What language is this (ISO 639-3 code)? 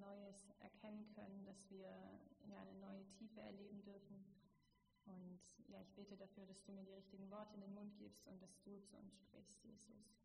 deu